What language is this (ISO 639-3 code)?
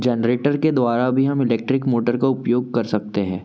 hin